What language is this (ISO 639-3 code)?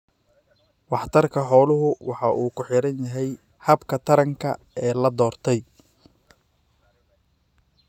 som